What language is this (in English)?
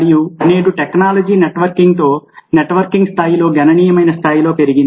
Telugu